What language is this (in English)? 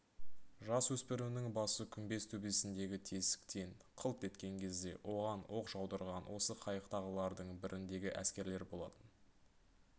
Kazakh